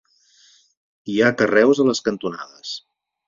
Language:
Catalan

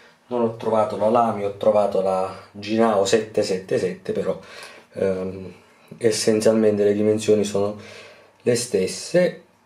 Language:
Italian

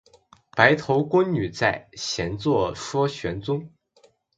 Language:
Chinese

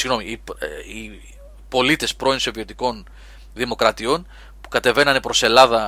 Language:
Greek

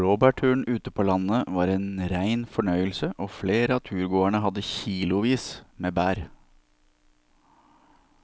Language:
Norwegian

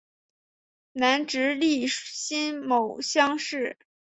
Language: Chinese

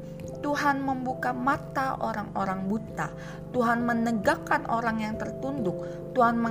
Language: Indonesian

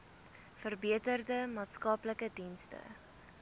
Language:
Afrikaans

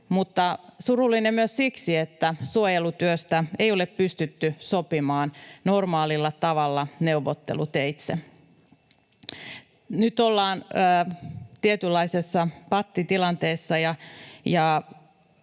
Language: Finnish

